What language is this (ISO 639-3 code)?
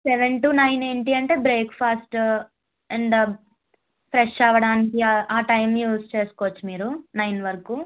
tel